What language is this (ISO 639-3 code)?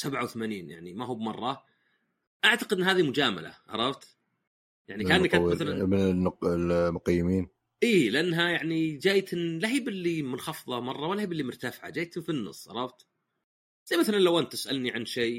ara